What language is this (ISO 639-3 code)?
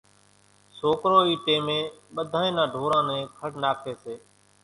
gjk